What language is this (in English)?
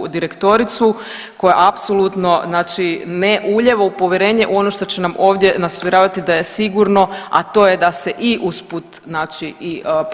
Croatian